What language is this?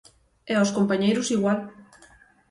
Galician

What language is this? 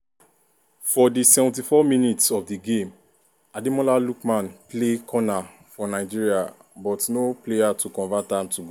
Nigerian Pidgin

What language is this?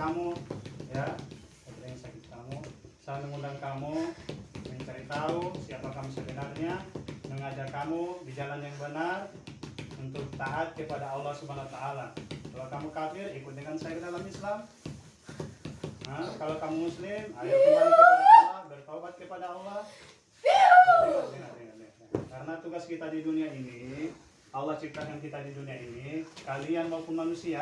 Indonesian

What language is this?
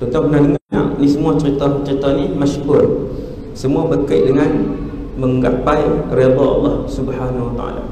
Malay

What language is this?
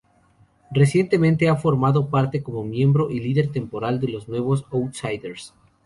Spanish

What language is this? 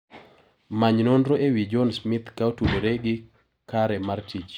Luo (Kenya and Tanzania)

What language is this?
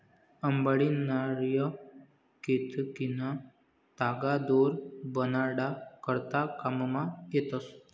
Marathi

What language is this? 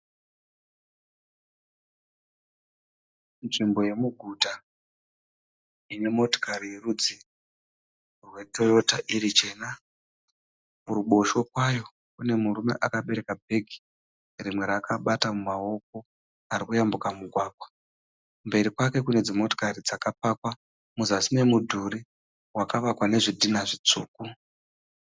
Shona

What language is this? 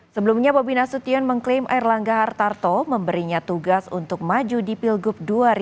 Indonesian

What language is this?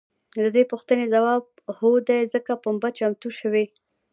Pashto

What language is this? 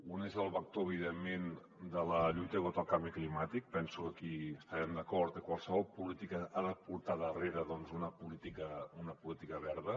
Catalan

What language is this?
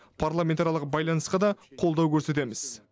Kazakh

